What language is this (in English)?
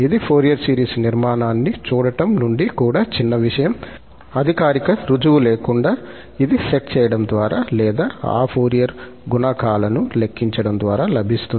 Telugu